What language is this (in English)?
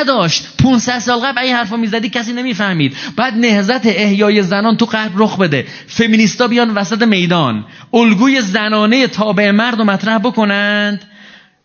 Persian